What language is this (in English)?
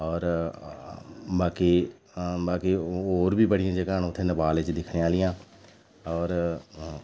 Dogri